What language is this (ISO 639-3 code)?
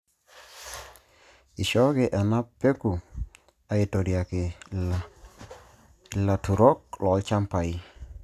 mas